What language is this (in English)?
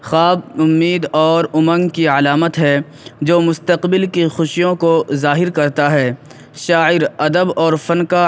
Urdu